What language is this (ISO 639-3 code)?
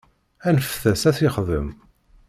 kab